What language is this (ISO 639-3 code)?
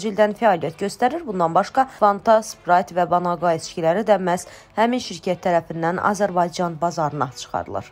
tur